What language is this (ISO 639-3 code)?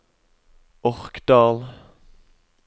nor